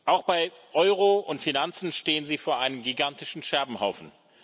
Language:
German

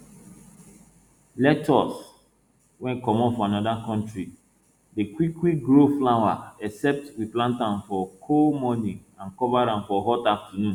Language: Nigerian Pidgin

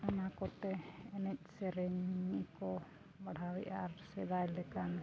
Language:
Santali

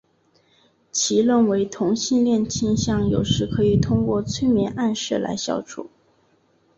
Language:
Chinese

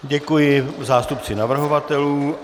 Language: Czech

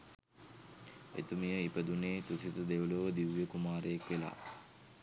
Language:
Sinhala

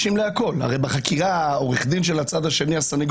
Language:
Hebrew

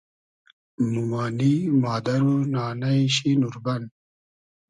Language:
Hazaragi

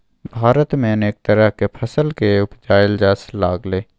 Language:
Maithili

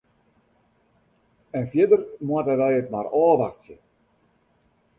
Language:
Western Frisian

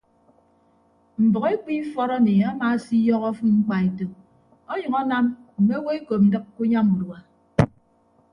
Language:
Ibibio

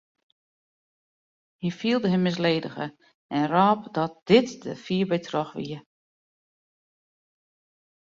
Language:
Western Frisian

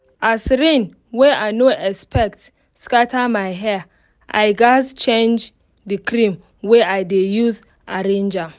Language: Nigerian Pidgin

